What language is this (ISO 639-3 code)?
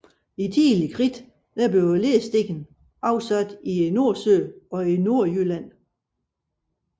dan